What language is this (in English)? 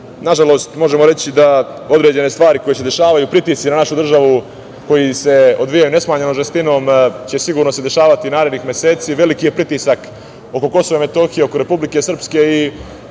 Serbian